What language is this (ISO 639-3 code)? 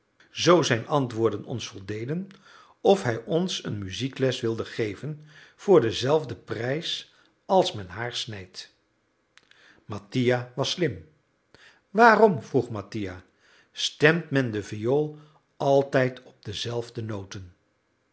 nld